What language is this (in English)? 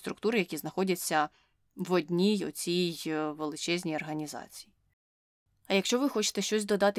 Ukrainian